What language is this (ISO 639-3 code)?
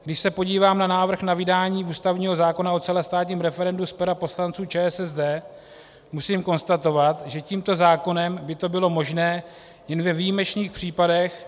ces